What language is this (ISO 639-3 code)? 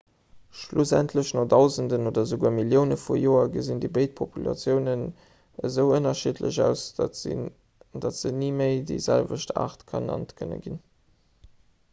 ltz